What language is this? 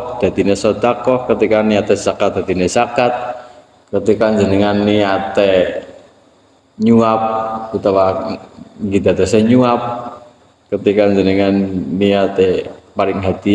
Indonesian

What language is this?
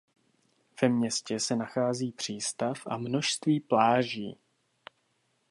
Czech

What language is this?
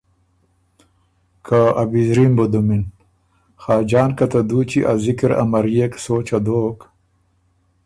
Ormuri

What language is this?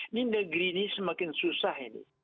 Indonesian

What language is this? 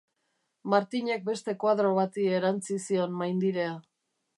Basque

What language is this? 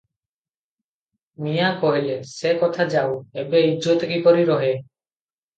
Odia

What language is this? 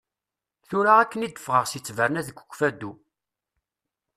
Kabyle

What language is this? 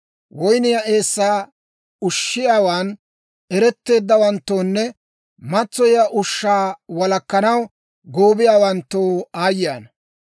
Dawro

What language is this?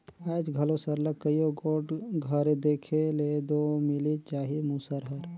Chhattisgarhi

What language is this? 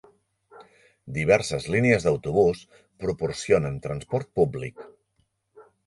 Catalan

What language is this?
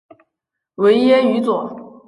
Chinese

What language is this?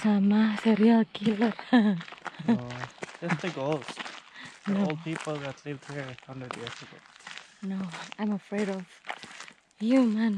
Indonesian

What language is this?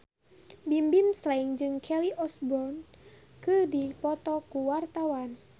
Sundanese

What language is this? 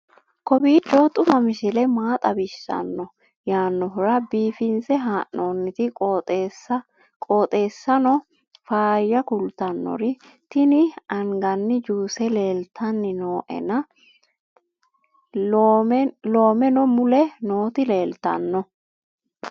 Sidamo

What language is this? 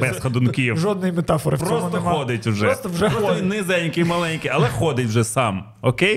Ukrainian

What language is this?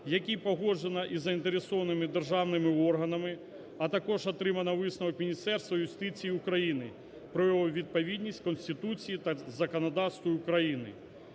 Ukrainian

